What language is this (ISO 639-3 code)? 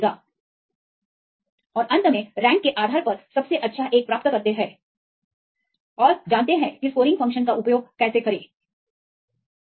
hin